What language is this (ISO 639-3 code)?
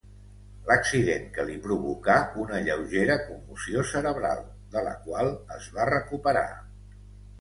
cat